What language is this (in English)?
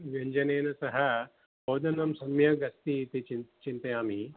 Sanskrit